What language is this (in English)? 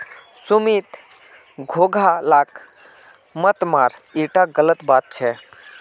Magahi